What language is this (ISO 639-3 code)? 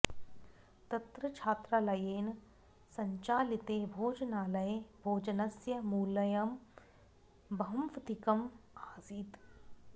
san